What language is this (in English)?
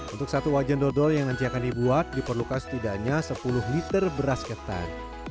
Indonesian